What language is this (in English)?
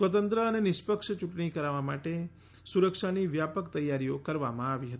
Gujarati